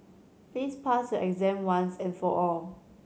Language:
English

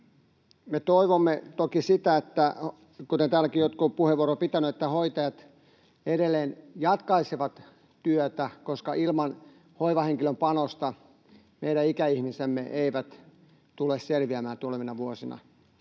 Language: Finnish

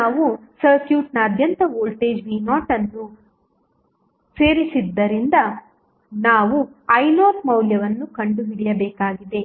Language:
Kannada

